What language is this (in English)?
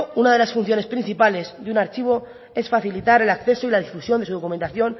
Spanish